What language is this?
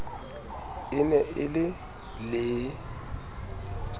Southern Sotho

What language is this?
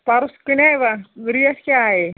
Kashmiri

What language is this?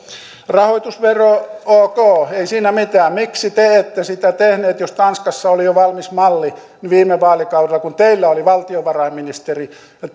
Finnish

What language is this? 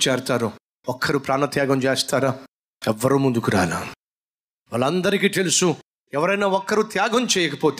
Telugu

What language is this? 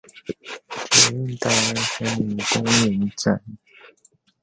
Chinese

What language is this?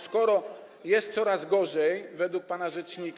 Polish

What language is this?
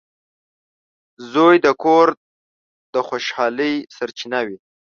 Pashto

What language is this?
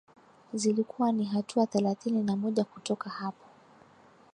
Swahili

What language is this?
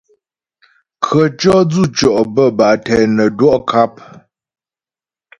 Ghomala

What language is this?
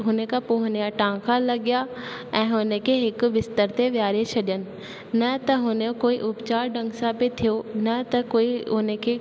Sindhi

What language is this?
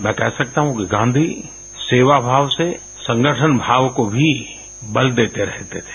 Hindi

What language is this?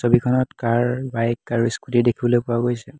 Assamese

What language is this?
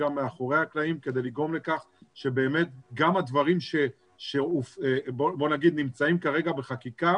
Hebrew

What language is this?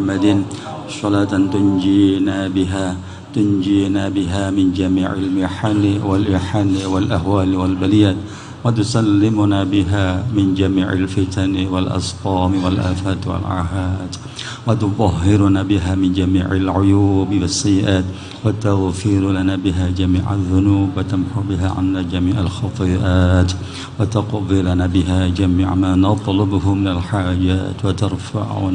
Indonesian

